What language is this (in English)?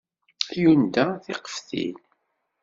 Kabyle